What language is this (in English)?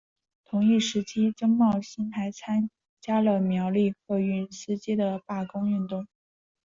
Chinese